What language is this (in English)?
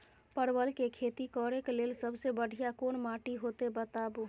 Maithili